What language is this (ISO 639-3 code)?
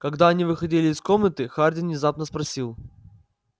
rus